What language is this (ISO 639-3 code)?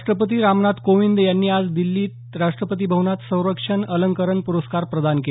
mar